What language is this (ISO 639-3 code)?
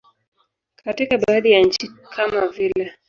swa